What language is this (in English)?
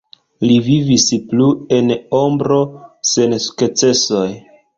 Esperanto